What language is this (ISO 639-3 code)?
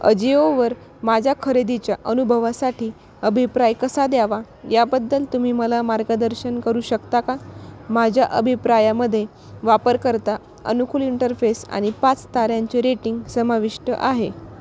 mar